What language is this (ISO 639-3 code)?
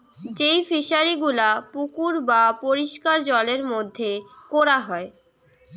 ben